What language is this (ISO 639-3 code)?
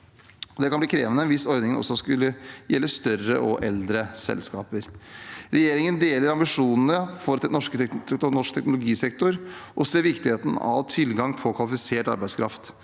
nor